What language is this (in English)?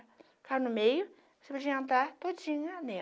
Portuguese